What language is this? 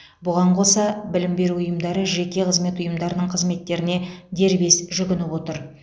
Kazakh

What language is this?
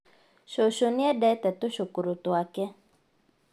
Kikuyu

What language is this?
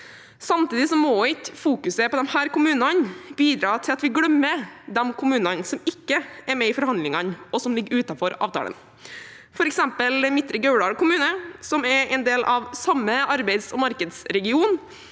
Norwegian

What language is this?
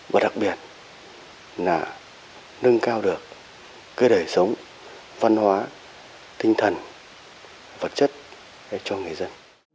Vietnamese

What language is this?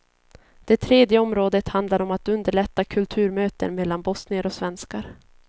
Swedish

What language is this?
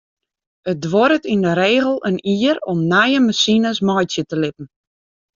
Western Frisian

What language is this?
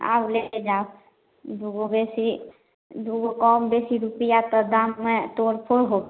Maithili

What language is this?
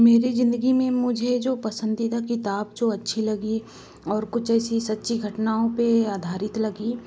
Hindi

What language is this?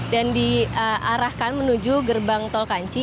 Indonesian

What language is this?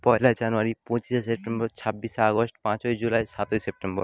Bangla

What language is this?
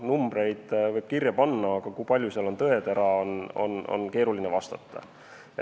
Estonian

